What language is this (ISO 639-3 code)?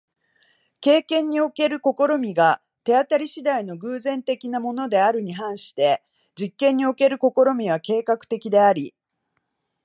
jpn